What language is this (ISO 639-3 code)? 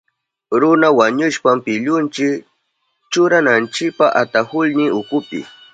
qup